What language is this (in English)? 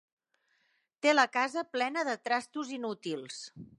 Catalan